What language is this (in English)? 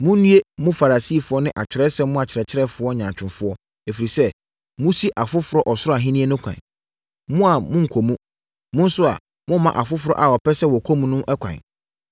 Akan